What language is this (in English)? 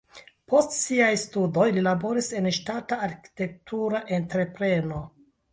Esperanto